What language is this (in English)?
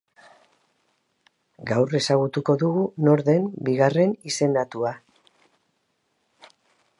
Basque